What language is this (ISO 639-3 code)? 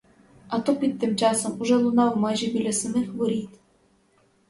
ukr